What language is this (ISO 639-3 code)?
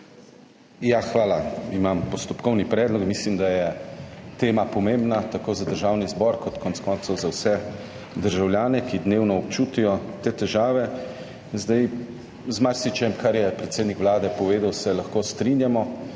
slv